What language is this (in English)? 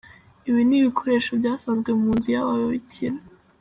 Kinyarwanda